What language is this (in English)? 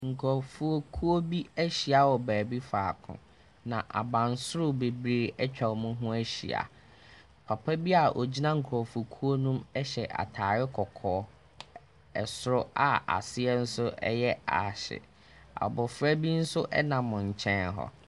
Akan